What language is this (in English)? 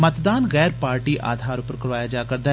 Dogri